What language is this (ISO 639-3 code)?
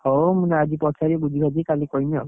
ori